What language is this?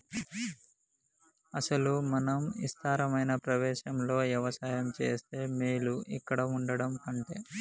Telugu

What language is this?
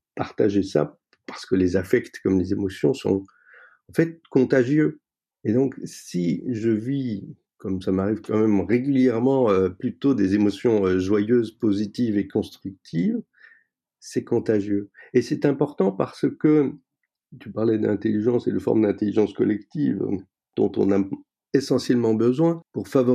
French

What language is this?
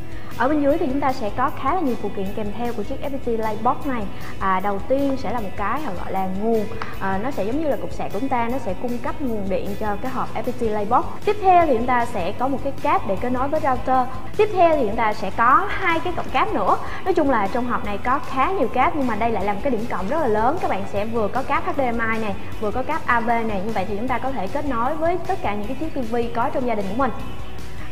Vietnamese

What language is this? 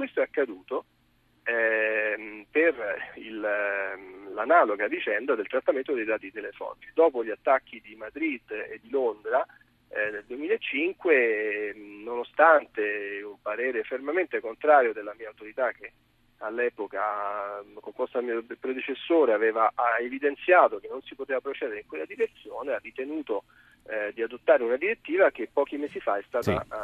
Italian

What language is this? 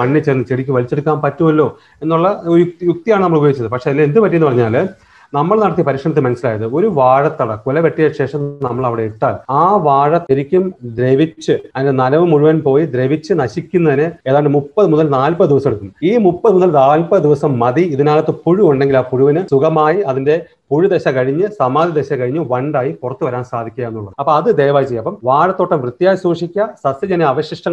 Malayalam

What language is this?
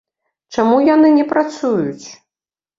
Belarusian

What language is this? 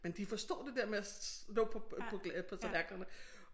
Danish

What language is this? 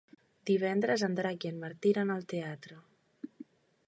Catalan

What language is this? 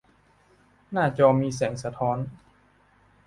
Thai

